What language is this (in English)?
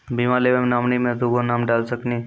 Maithili